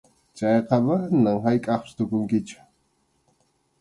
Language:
Arequipa-La Unión Quechua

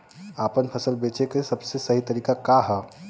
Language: Bhojpuri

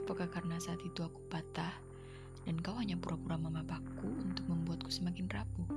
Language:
Indonesian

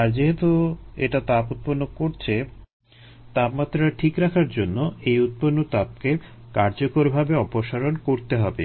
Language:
Bangla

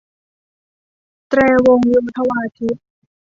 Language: Thai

